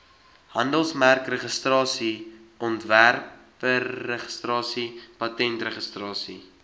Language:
Afrikaans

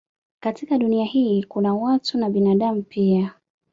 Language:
Swahili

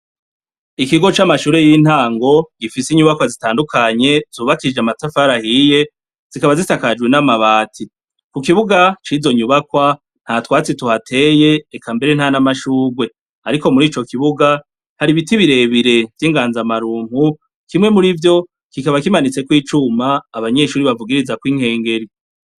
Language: Rundi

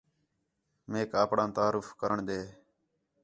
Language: Khetrani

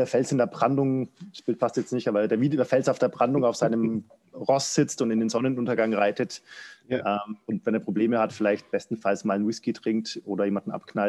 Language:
German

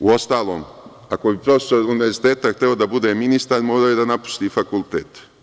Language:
Serbian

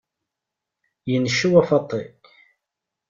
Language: Kabyle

